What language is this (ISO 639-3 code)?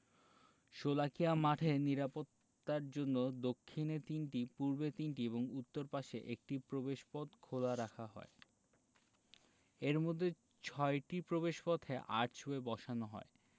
ben